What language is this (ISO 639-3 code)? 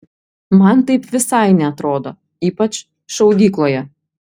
lit